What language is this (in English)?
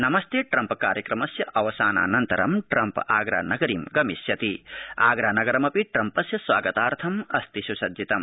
Sanskrit